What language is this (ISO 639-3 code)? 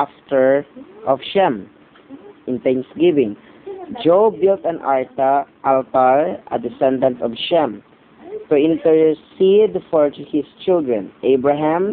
fil